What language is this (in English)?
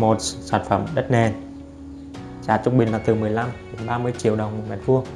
Vietnamese